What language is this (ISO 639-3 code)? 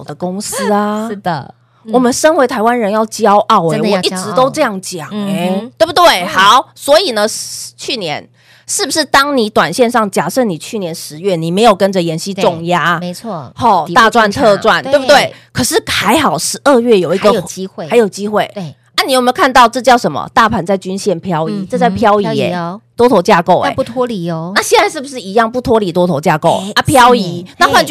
zho